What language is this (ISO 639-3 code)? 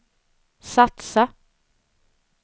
swe